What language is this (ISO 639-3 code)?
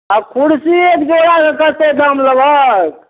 mai